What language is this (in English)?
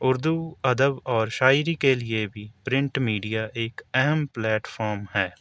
Urdu